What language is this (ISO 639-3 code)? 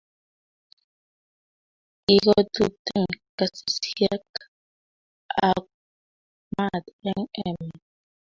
kln